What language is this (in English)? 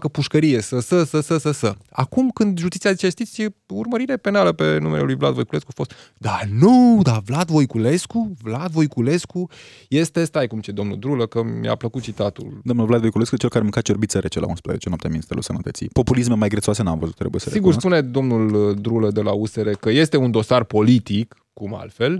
Romanian